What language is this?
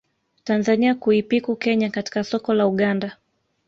Swahili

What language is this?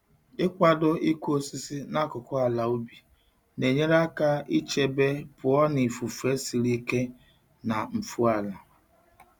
Igbo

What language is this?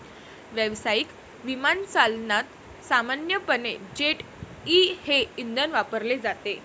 Marathi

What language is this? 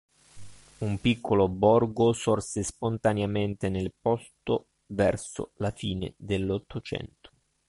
Italian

